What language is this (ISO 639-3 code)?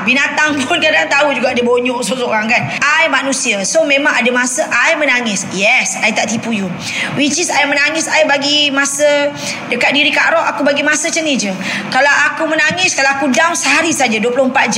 msa